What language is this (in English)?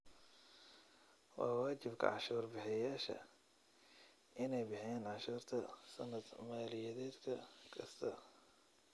Somali